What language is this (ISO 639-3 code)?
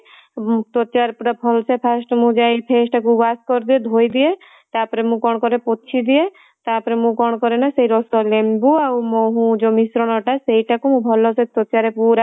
ori